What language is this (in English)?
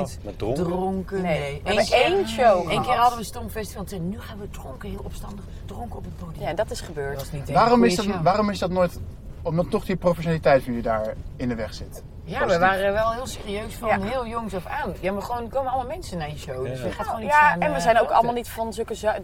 Dutch